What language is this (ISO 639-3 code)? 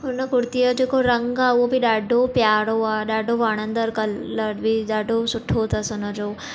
snd